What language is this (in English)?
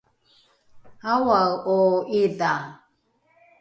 Rukai